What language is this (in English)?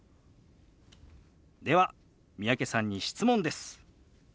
Japanese